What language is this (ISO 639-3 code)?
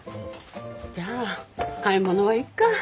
jpn